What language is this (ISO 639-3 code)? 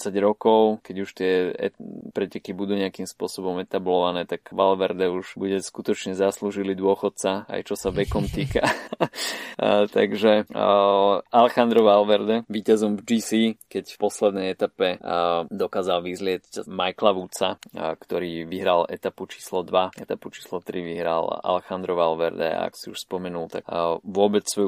slk